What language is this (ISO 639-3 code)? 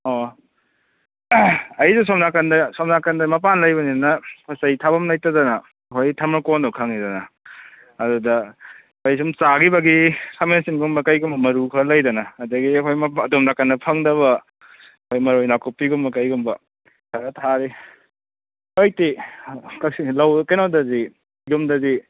mni